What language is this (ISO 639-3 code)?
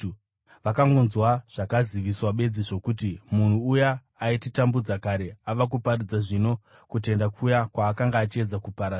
sna